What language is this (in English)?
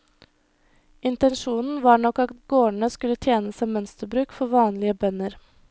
Norwegian